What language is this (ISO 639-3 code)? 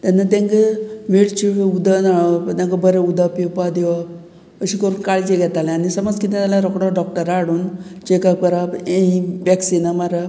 kok